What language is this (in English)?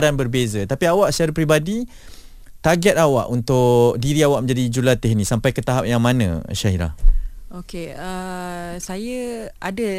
Malay